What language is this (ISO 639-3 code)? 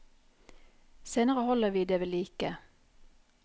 nor